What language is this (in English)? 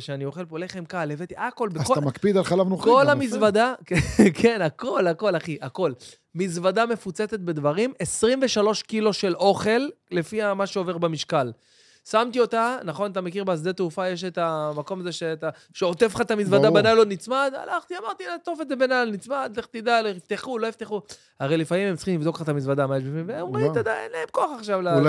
Hebrew